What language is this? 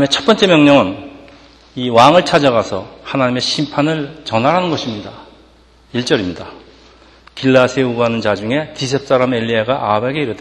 Korean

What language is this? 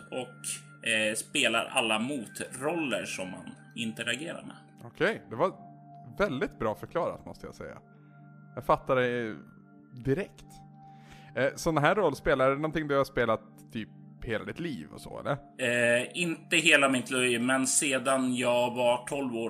Swedish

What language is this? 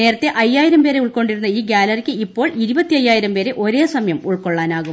Malayalam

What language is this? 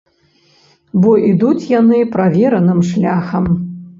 Belarusian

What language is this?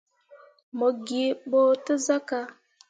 Mundang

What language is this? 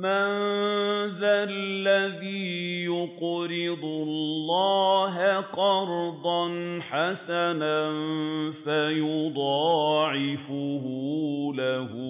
Arabic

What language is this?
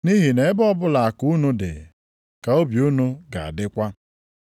Igbo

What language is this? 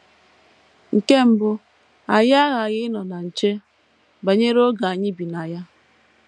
Igbo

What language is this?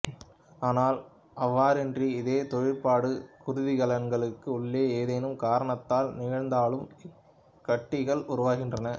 Tamil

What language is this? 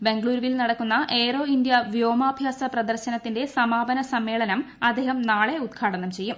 Malayalam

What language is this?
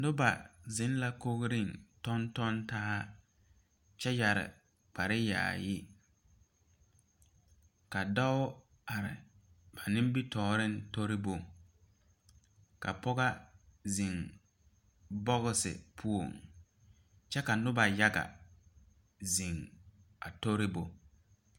Southern Dagaare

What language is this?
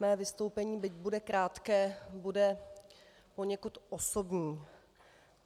Czech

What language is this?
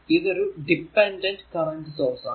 Malayalam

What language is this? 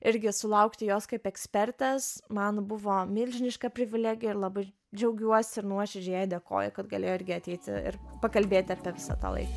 Lithuanian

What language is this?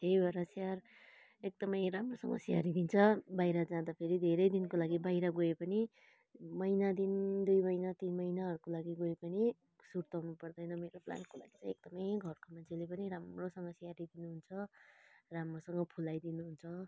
Nepali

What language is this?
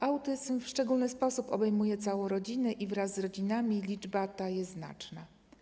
Polish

